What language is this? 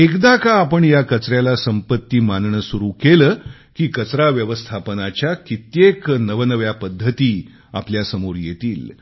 Marathi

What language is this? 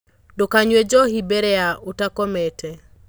Kikuyu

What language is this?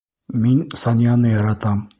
Bashkir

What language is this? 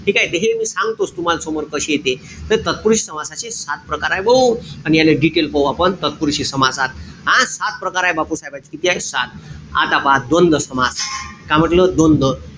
Marathi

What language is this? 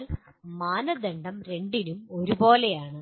Malayalam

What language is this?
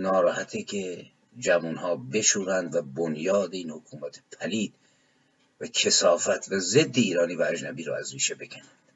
Persian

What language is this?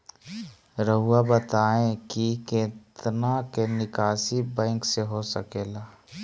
Magahi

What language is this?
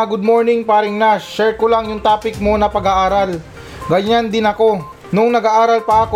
Filipino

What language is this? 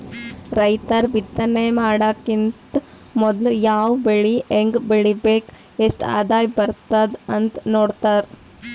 Kannada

